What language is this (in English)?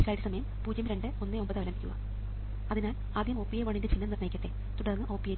Malayalam